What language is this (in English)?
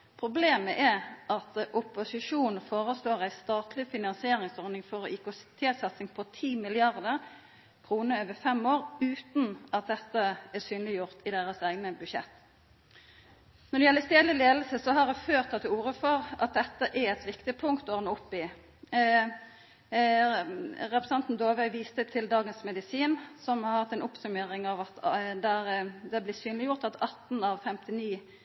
Norwegian Nynorsk